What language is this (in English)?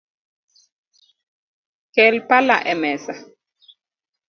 Luo (Kenya and Tanzania)